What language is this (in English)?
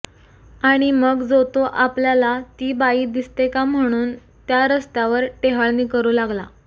Marathi